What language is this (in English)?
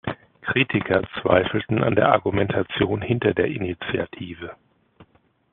German